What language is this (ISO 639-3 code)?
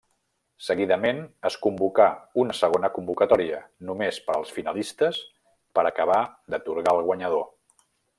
cat